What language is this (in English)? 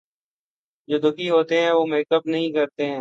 Urdu